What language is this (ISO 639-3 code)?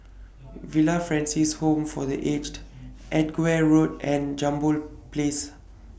eng